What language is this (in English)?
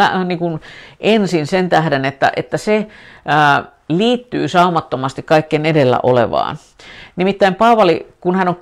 Finnish